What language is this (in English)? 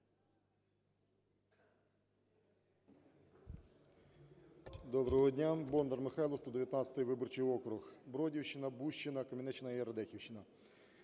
Ukrainian